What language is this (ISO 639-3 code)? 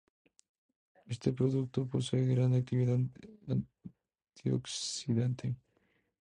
spa